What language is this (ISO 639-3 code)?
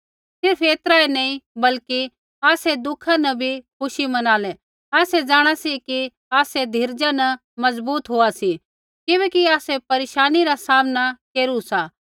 kfx